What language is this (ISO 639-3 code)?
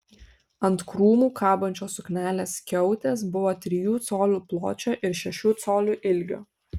lit